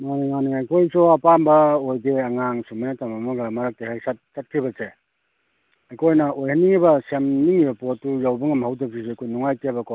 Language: Manipuri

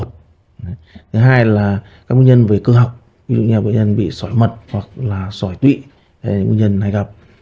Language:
Vietnamese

